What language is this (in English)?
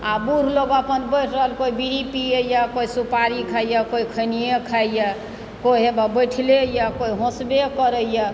Maithili